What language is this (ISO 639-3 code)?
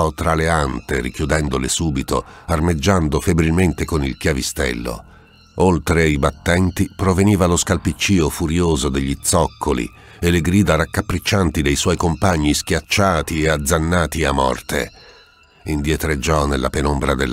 ita